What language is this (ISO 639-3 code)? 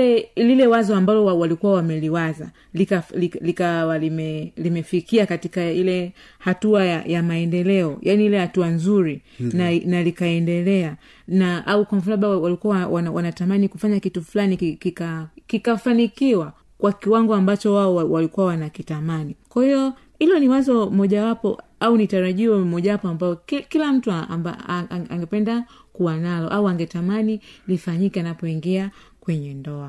swa